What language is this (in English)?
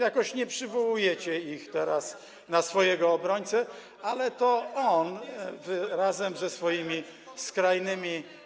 Polish